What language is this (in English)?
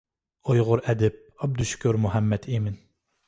Uyghur